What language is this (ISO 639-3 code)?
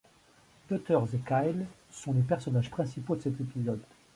fra